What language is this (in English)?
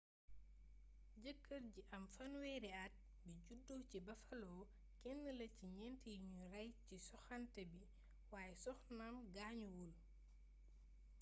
Wolof